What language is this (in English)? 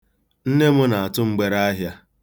Igbo